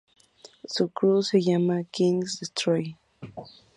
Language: Spanish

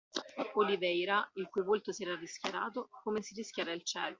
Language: Italian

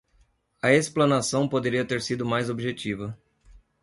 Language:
Portuguese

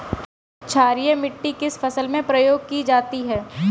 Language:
Hindi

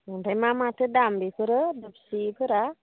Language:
Bodo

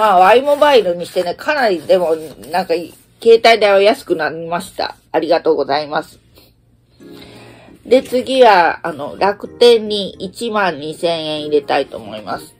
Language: Japanese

